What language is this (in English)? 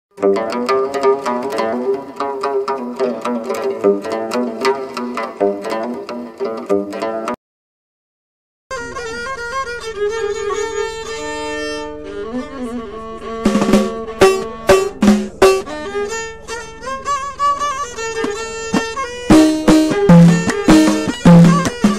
Arabic